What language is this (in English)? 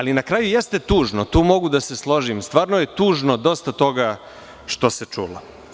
Serbian